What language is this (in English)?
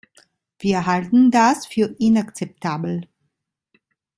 German